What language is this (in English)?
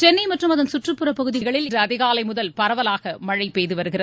Tamil